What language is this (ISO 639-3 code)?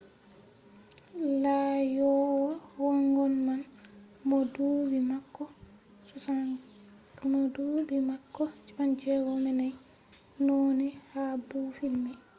ful